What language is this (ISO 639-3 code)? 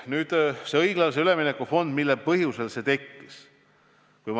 est